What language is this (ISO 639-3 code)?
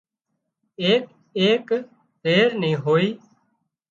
kxp